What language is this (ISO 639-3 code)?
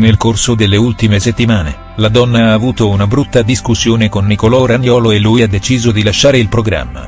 ita